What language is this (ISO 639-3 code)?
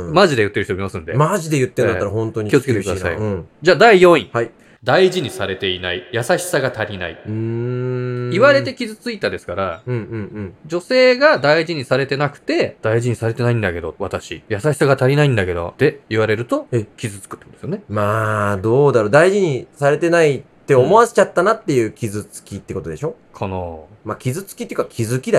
jpn